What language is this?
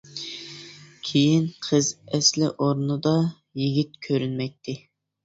Uyghur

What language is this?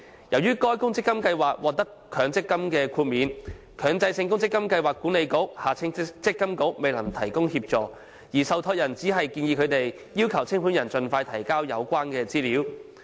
Cantonese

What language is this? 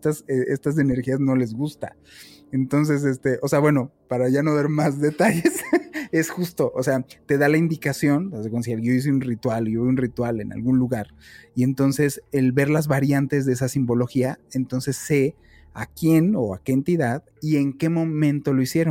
Spanish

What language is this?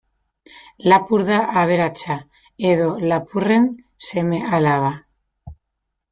Basque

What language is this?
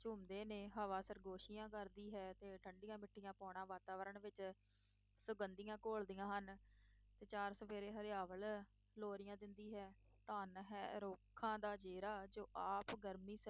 Punjabi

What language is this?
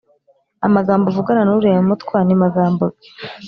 Kinyarwanda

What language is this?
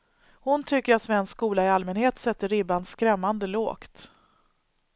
Swedish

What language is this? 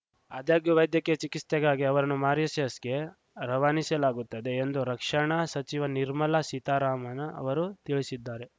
Kannada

